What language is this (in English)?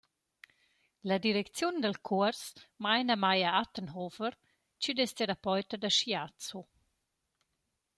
Romansh